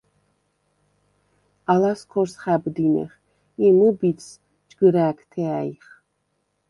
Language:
Svan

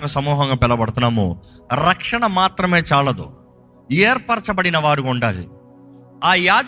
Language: Telugu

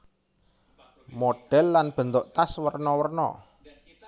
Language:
Javanese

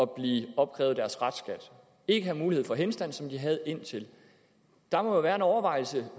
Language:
Danish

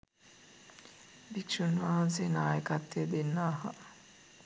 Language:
Sinhala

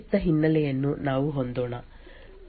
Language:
Kannada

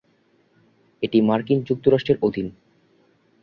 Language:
Bangla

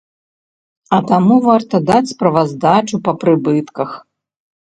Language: Belarusian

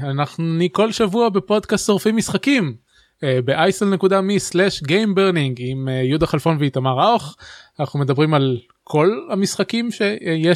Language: Hebrew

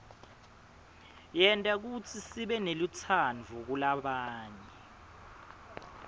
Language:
Swati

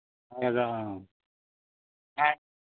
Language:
Manipuri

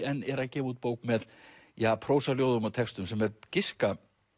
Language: Icelandic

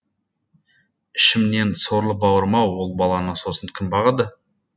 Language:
Kazakh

